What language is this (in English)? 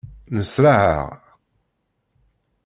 Kabyle